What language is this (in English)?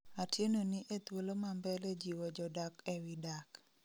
Luo (Kenya and Tanzania)